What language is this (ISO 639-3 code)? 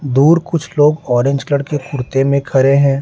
hin